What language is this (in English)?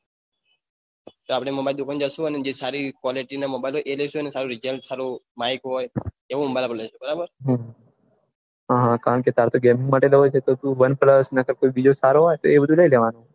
Gujarati